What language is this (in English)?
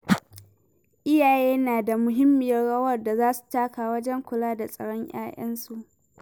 Hausa